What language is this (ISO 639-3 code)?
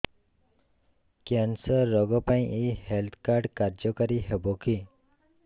ori